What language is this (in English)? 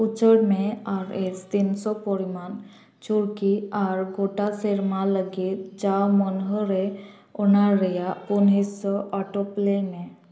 Santali